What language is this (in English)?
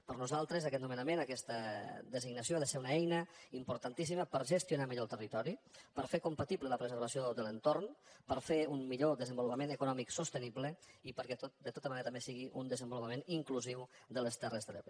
Catalan